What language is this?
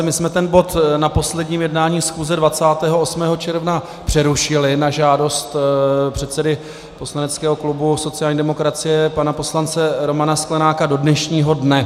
Czech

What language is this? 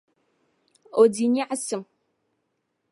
Dagbani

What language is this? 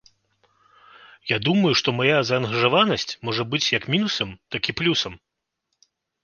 Belarusian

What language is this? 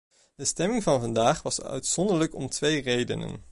Dutch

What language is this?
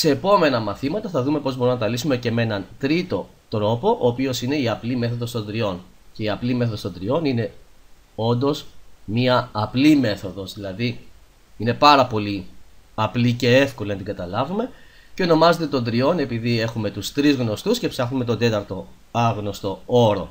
Greek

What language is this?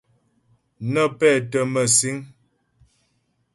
Ghomala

